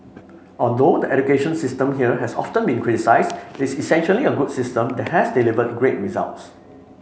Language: English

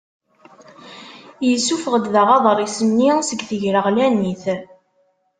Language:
Kabyle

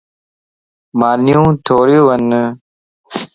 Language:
Lasi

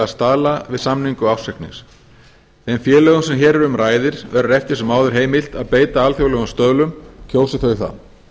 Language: Icelandic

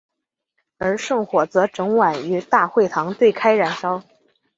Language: Chinese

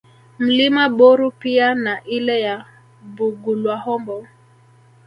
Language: Swahili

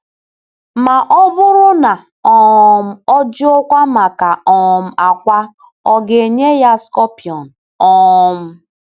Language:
Igbo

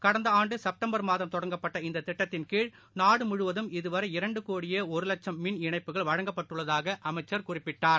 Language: Tamil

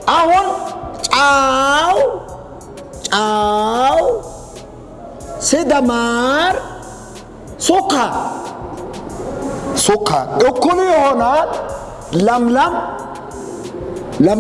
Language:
Amharic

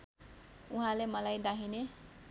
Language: Nepali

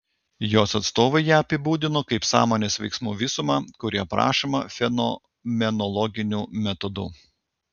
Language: Lithuanian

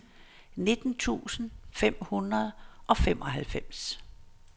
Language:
Danish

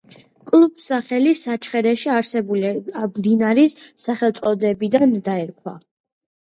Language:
Georgian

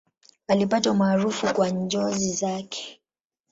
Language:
Swahili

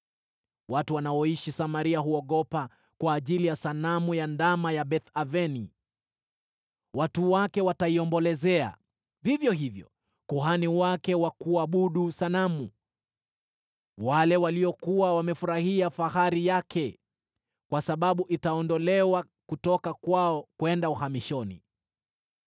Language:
Swahili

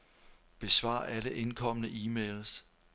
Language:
Danish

